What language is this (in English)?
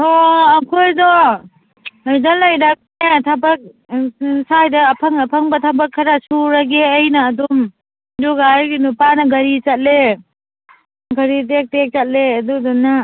Manipuri